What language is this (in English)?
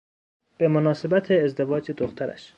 Persian